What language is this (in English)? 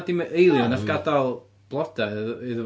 Welsh